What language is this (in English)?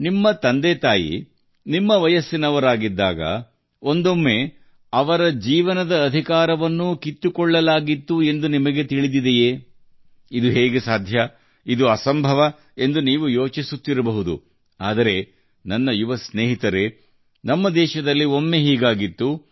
Kannada